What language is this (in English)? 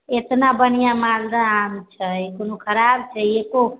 Maithili